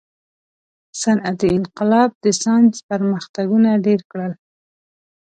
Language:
Pashto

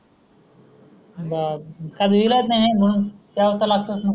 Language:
Marathi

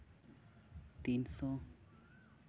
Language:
Santali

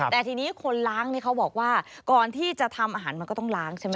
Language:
Thai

